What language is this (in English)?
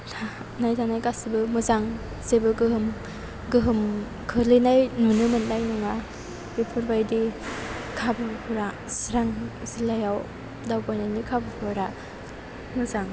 Bodo